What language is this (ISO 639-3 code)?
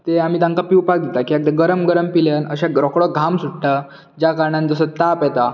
kok